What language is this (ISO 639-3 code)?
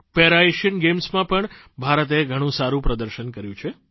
guj